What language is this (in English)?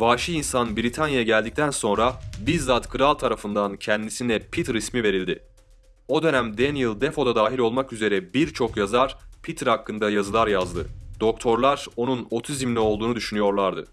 Turkish